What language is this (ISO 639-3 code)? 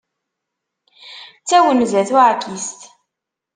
kab